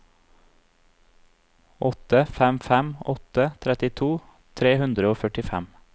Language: Norwegian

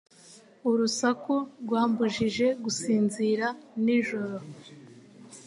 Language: Kinyarwanda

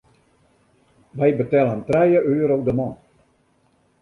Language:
Western Frisian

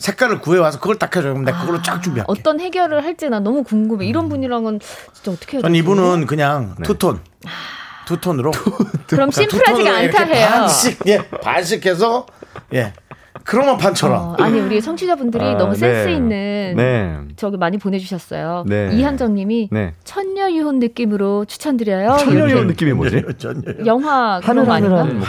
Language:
Korean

